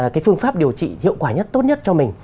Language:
Vietnamese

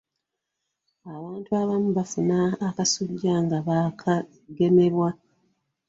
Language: Ganda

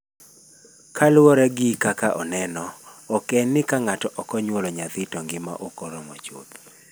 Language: Luo (Kenya and Tanzania)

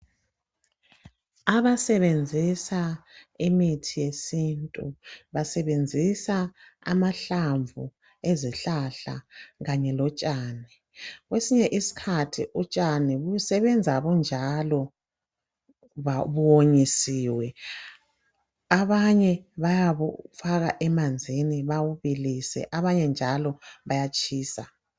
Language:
North Ndebele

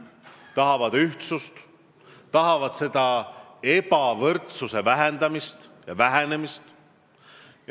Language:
Estonian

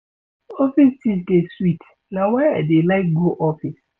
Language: Nigerian Pidgin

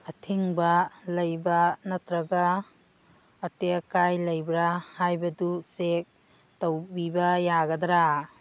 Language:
Manipuri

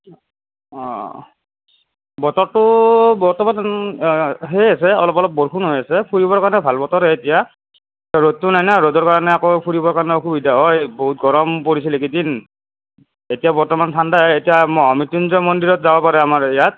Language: Assamese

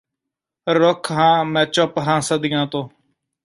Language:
Punjabi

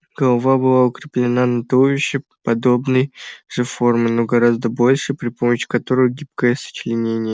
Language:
Russian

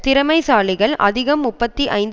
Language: Tamil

